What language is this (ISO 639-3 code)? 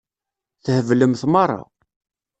kab